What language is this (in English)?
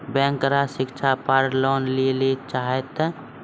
Maithili